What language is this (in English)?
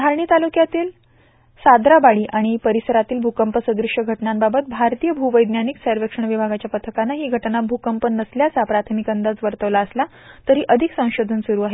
Marathi